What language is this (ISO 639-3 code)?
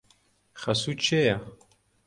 ckb